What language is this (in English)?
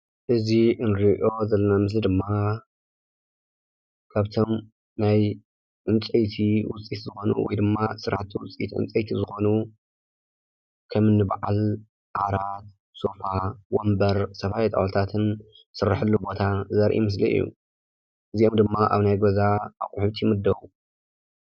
Tigrinya